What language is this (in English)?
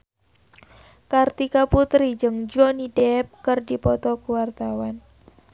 Sundanese